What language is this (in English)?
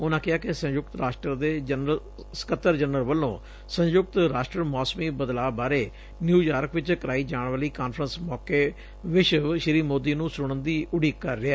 Punjabi